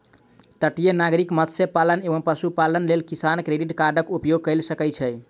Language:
Maithili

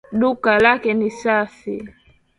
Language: Swahili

